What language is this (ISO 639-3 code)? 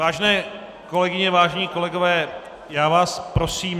ces